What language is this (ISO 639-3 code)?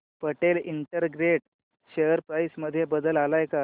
mar